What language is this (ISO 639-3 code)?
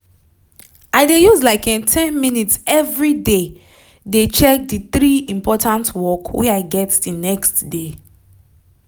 pcm